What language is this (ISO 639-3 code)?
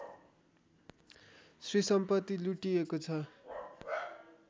nep